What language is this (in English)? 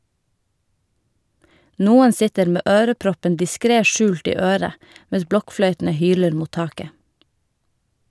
Norwegian